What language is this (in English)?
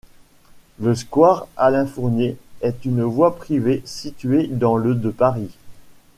French